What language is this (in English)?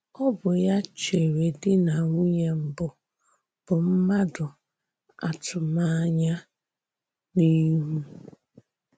Igbo